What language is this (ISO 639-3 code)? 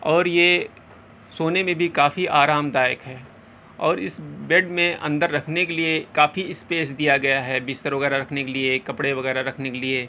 urd